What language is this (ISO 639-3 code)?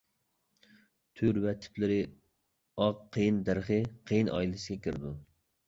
uig